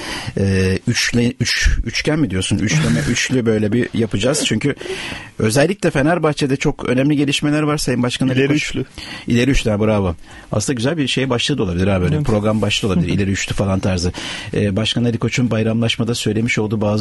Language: Turkish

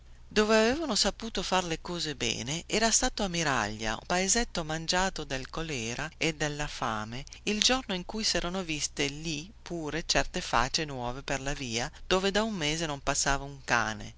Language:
Italian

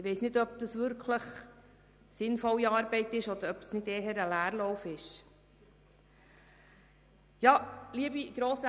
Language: Swiss German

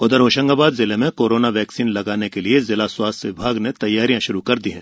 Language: Hindi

